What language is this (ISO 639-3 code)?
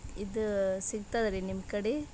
kan